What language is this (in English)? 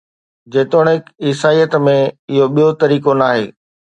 Sindhi